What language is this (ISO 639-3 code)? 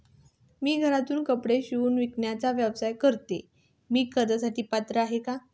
mar